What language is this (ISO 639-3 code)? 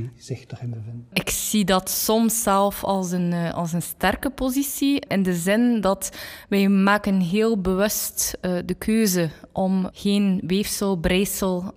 nld